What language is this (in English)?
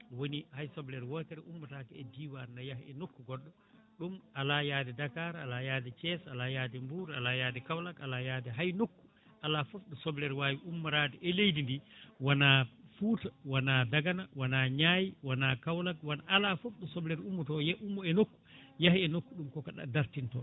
Fula